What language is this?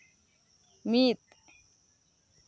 Santali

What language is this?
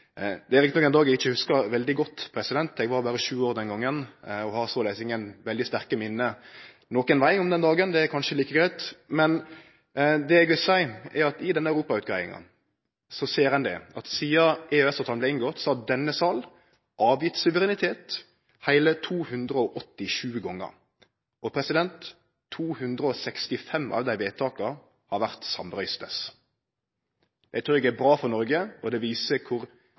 Norwegian Nynorsk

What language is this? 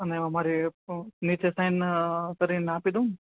Gujarati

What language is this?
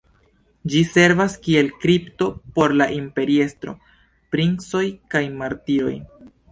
Esperanto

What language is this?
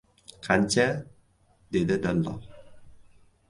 Uzbek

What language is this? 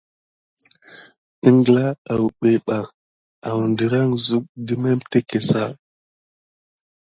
Gidar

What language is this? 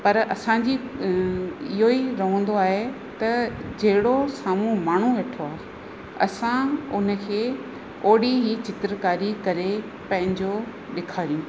Sindhi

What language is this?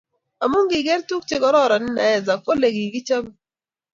Kalenjin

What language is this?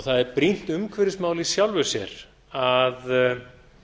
Icelandic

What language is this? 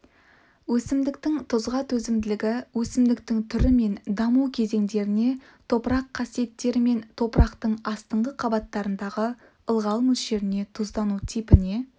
Kazakh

